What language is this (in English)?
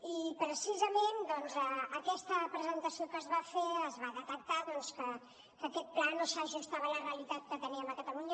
Catalan